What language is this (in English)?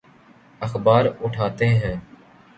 Urdu